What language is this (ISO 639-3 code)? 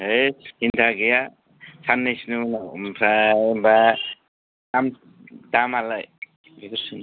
brx